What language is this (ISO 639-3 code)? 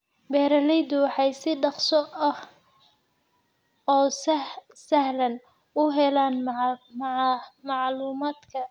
som